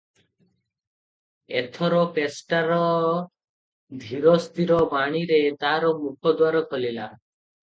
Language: Odia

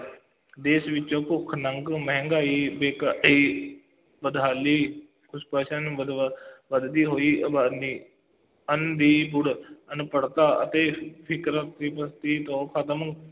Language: Punjabi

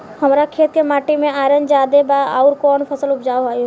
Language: Bhojpuri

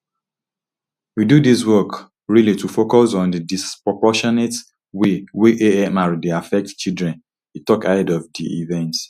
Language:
Nigerian Pidgin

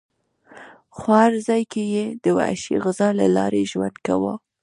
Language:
Pashto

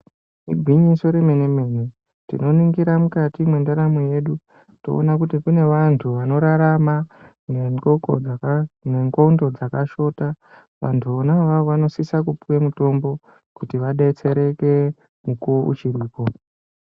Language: Ndau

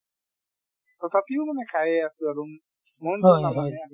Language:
Assamese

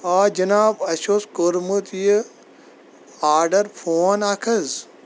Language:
Kashmiri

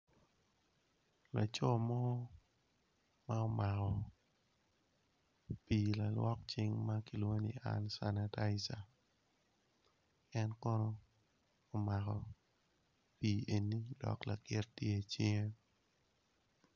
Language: Acoli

